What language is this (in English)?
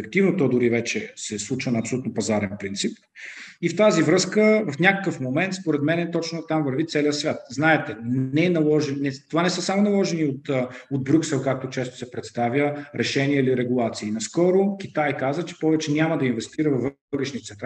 Bulgarian